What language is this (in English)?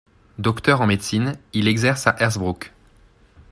French